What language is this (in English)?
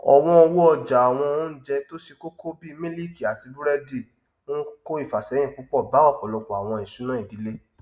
Yoruba